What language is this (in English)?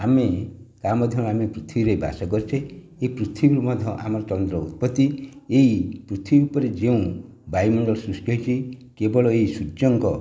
Odia